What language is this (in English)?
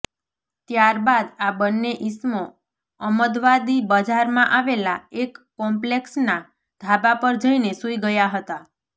Gujarati